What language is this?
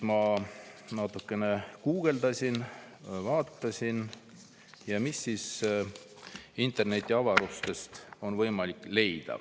Estonian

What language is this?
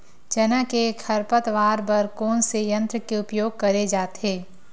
Chhattisgarhi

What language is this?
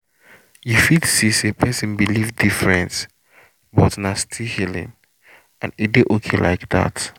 Nigerian Pidgin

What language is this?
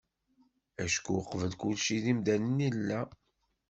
Kabyle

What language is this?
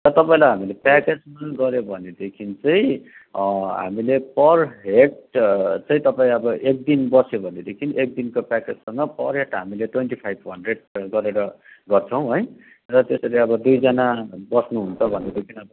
Nepali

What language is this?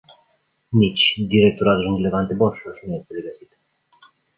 Romanian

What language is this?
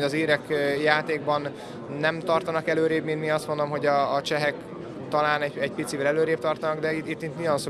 Hungarian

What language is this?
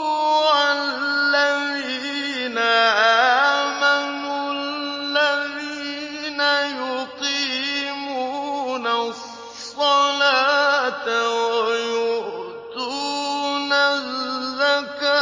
Arabic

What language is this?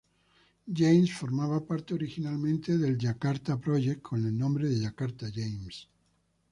Spanish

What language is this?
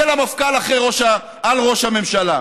Hebrew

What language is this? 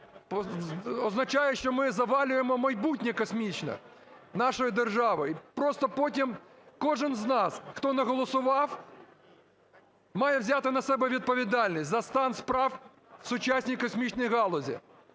Ukrainian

